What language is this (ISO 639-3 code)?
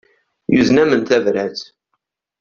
kab